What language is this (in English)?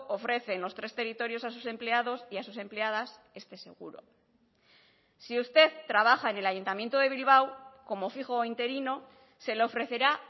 Spanish